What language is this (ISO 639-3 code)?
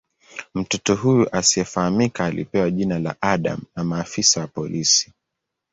swa